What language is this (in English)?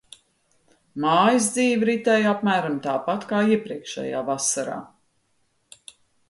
Latvian